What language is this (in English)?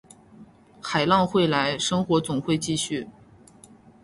Chinese